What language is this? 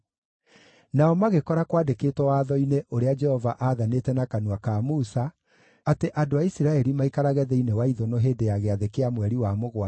Kikuyu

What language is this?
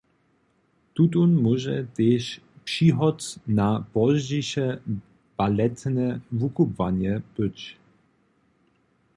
Upper Sorbian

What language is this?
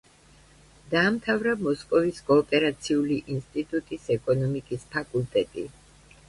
Georgian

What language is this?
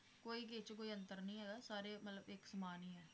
Punjabi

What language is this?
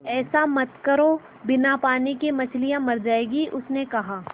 Hindi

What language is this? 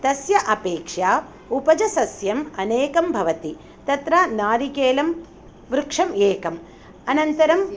Sanskrit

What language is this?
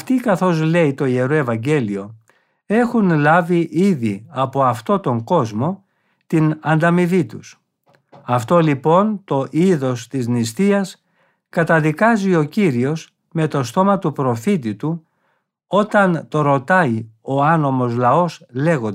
Greek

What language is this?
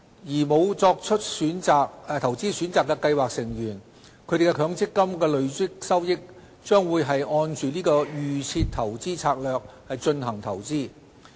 Cantonese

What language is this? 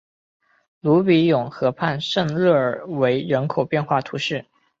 Chinese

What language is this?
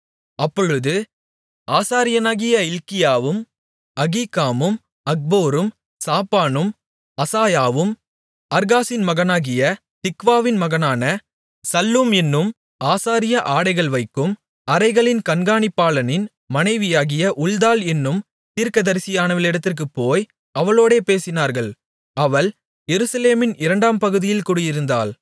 Tamil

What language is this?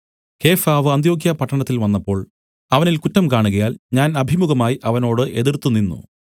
Malayalam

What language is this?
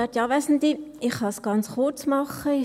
Swiss German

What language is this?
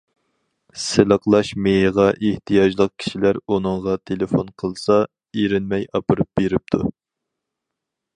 Uyghur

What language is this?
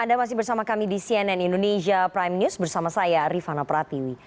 Indonesian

